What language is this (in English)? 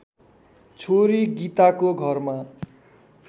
Nepali